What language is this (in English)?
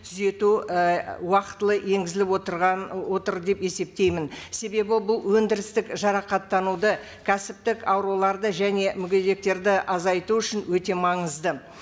Kazakh